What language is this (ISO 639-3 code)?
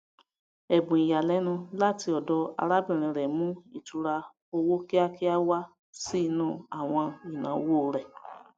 yor